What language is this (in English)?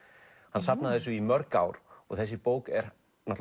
Icelandic